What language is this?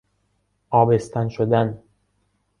Persian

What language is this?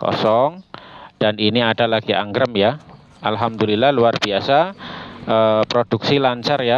Indonesian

